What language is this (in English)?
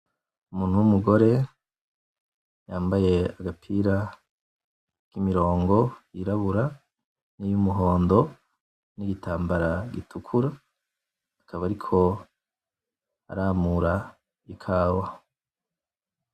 Rundi